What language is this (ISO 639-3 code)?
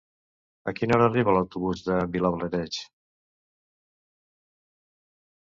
cat